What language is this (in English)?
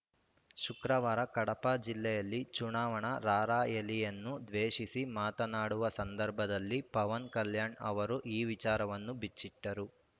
Kannada